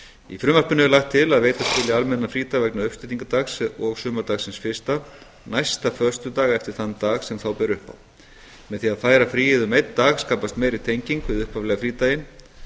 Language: Icelandic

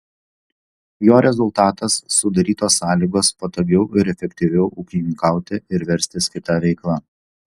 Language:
Lithuanian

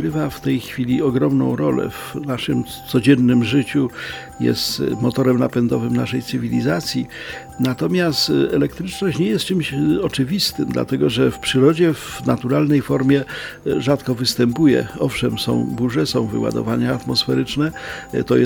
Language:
Polish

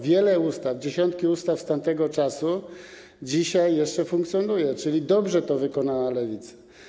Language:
Polish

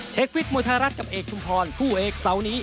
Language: Thai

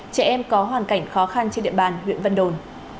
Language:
Vietnamese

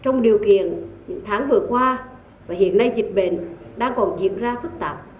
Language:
Vietnamese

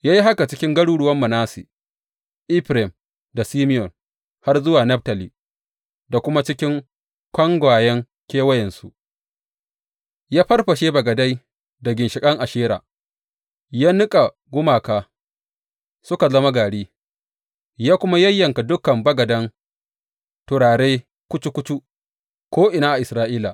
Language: Hausa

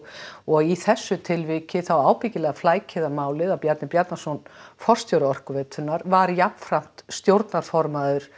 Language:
Icelandic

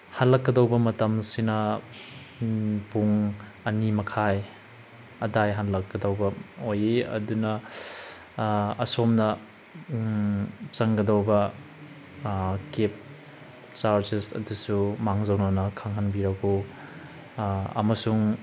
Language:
Manipuri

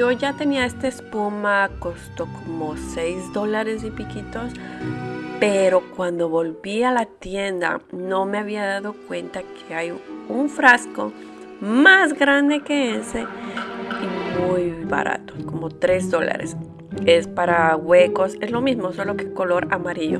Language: Spanish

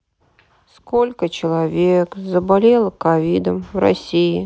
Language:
Russian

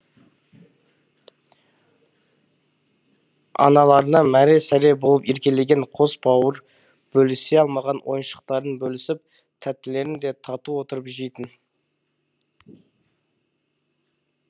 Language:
Kazakh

